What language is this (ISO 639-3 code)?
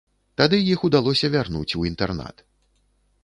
bel